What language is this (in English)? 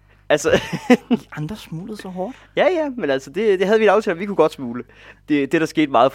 Danish